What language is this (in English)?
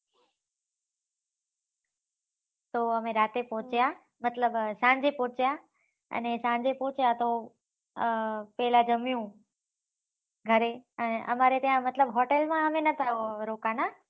Gujarati